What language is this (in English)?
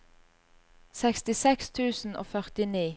Norwegian